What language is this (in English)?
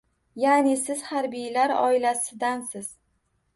Uzbek